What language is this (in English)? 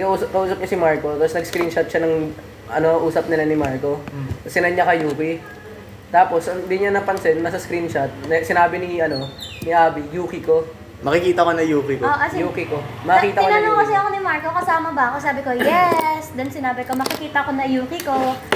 Filipino